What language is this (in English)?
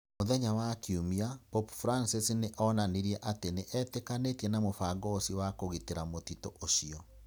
Kikuyu